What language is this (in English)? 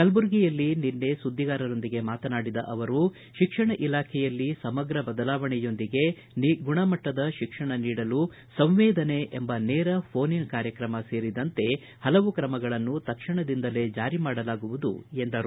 Kannada